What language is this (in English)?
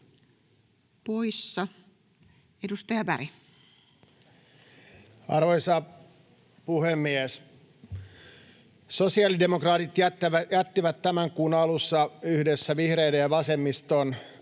Finnish